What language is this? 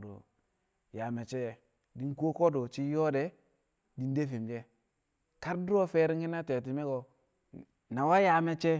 Kamo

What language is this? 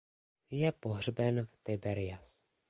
Czech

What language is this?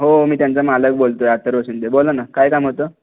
Marathi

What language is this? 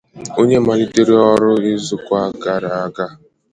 Igbo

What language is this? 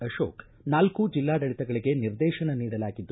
Kannada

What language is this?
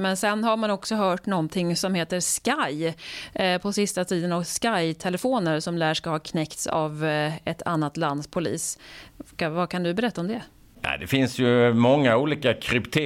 Swedish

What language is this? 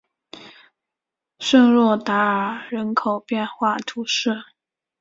Chinese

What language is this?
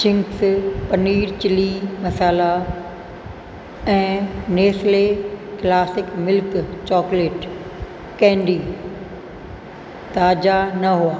Sindhi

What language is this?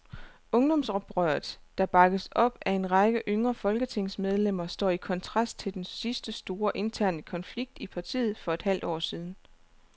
Danish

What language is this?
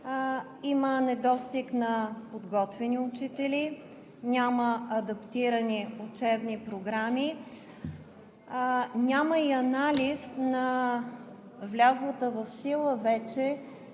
Bulgarian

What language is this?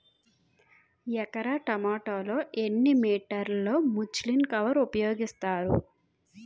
Telugu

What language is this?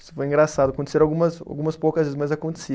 Portuguese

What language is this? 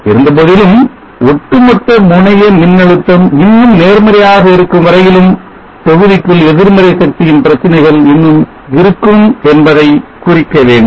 Tamil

